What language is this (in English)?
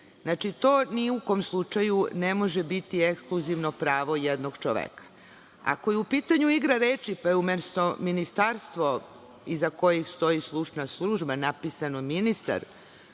Serbian